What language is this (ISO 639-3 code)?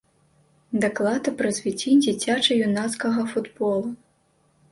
bel